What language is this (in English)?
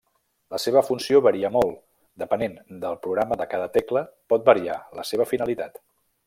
Catalan